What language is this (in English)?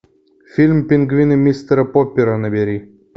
Russian